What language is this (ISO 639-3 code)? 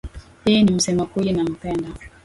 swa